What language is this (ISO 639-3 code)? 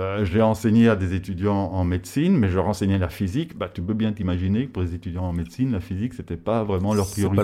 fra